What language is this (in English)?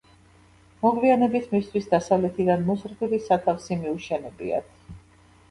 Georgian